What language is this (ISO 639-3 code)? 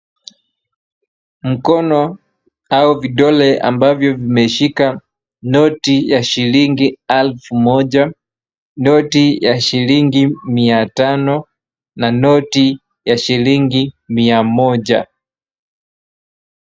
swa